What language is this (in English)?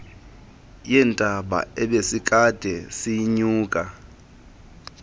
Xhosa